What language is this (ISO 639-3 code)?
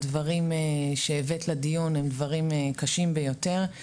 heb